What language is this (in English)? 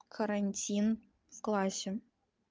Russian